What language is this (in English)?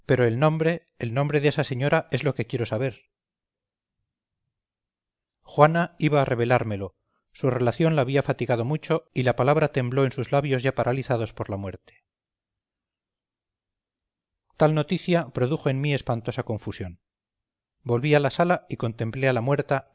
Spanish